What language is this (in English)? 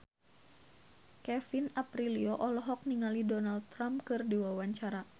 Sundanese